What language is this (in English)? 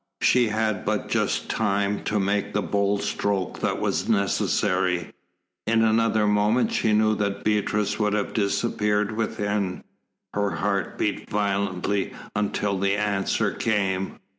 English